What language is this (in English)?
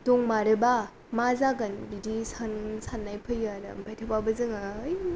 Bodo